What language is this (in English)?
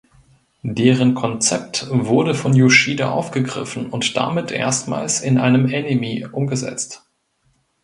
German